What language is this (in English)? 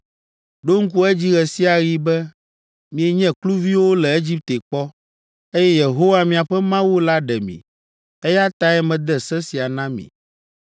Ewe